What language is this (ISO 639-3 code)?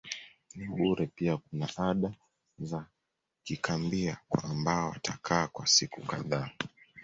swa